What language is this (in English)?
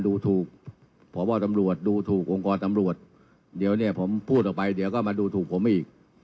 Thai